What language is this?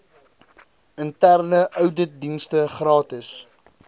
Afrikaans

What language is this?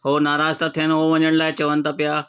Sindhi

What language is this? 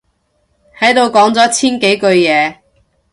Cantonese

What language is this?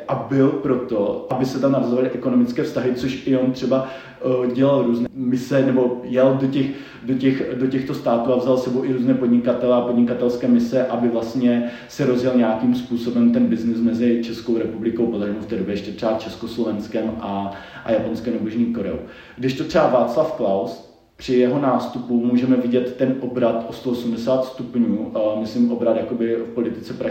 Czech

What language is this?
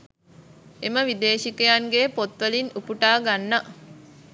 Sinhala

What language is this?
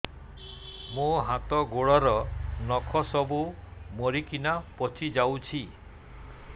Odia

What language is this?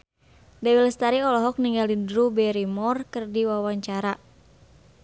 Sundanese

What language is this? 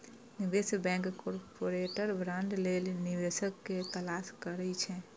Maithili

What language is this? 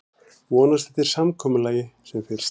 Icelandic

